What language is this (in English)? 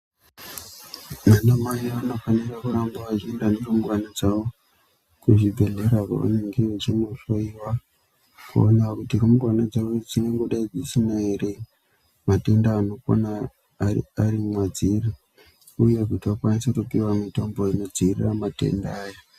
Ndau